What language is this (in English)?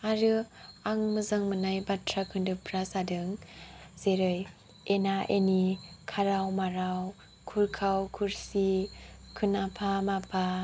Bodo